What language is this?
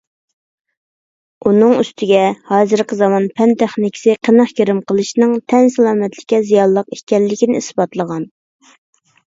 Uyghur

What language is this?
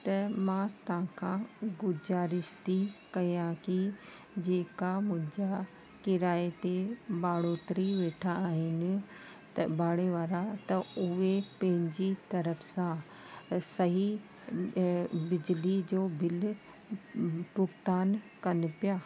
Sindhi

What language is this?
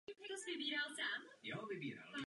Czech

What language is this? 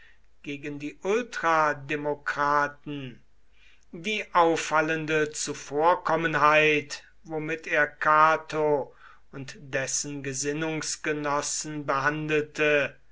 German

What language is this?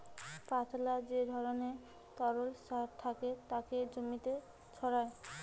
Bangla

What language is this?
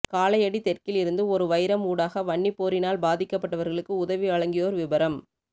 Tamil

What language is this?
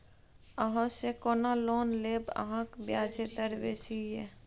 Maithili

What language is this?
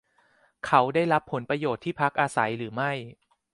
Thai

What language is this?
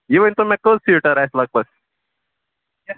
Kashmiri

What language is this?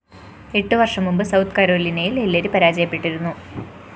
Malayalam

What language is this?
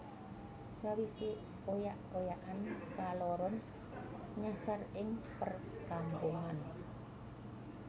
Javanese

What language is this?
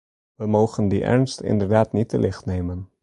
Dutch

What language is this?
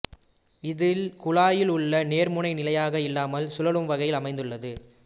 Tamil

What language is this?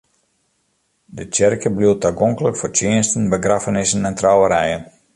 Western Frisian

